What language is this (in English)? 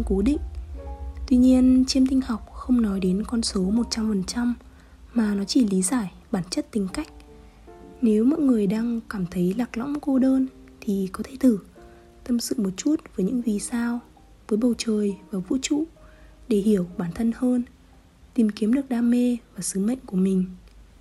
Vietnamese